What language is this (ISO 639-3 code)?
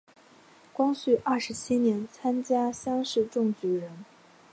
zho